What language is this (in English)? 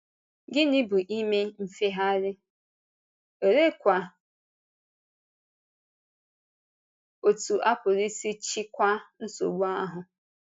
Igbo